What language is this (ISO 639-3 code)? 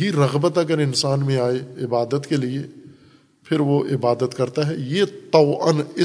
urd